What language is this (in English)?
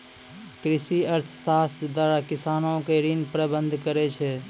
Maithili